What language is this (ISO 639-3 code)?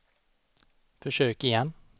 swe